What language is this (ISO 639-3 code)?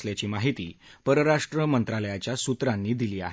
mar